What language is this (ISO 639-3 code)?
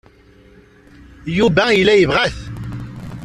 kab